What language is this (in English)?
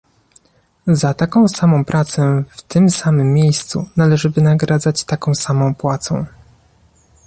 Polish